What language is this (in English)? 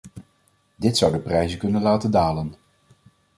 Dutch